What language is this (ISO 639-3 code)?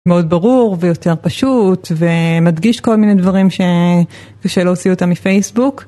heb